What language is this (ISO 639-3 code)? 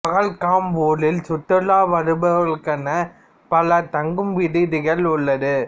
tam